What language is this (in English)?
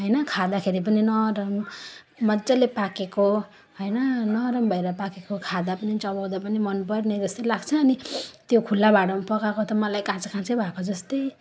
Nepali